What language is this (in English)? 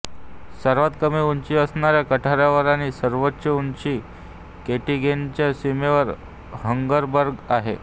Marathi